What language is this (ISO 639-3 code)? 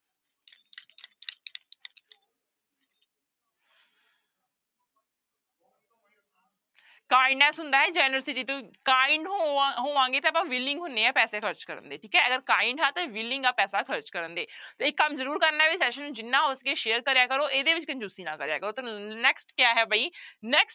pan